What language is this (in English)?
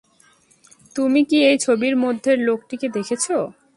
Bangla